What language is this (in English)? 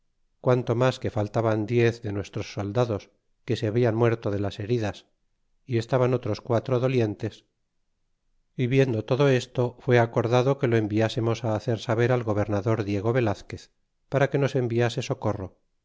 Spanish